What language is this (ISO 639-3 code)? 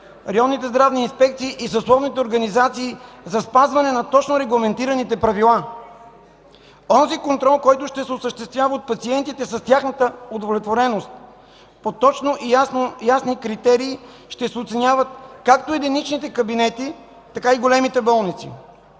bul